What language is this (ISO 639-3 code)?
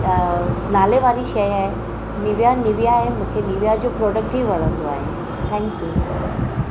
snd